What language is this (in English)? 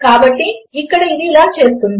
Telugu